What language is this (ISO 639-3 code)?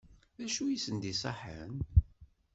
kab